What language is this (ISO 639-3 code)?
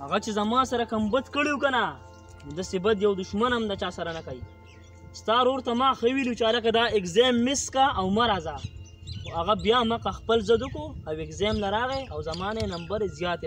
tur